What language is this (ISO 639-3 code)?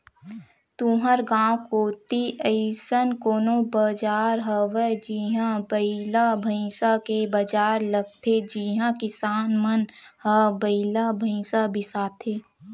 hne